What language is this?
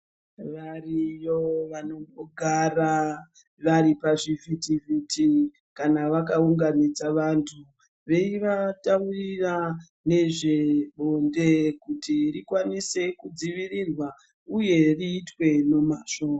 Ndau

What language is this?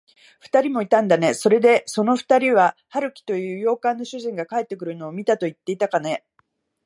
Japanese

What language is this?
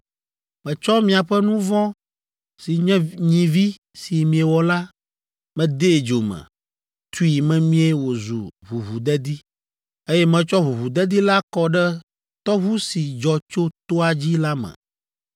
Ewe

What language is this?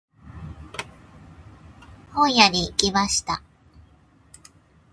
Japanese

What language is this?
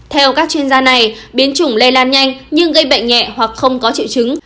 Vietnamese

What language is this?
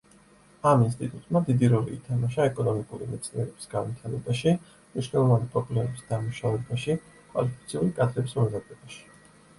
Georgian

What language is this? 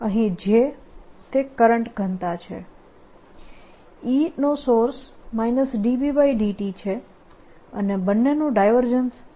Gujarati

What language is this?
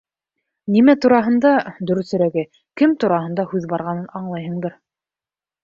Bashkir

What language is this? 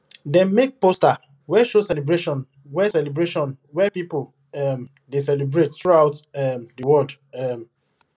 Nigerian Pidgin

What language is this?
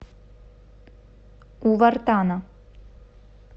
Russian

